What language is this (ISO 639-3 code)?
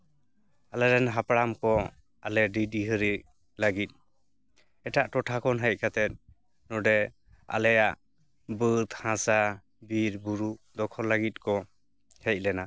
sat